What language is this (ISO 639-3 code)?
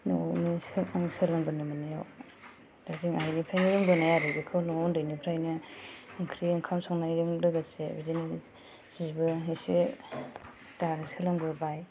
brx